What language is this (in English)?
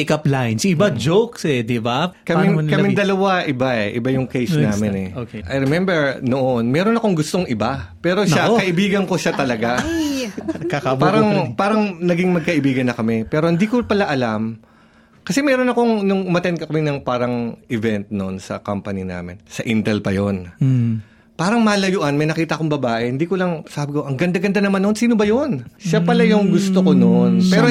Filipino